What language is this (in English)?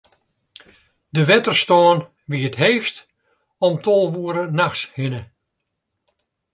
Western Frisian